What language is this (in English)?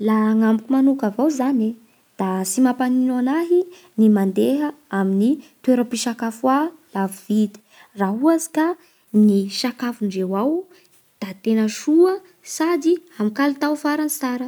Bara Malagasy